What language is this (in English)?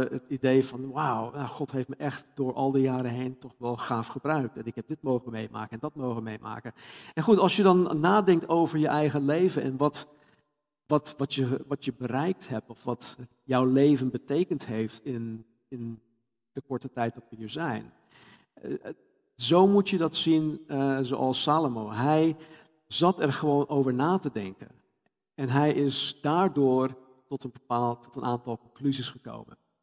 Dutch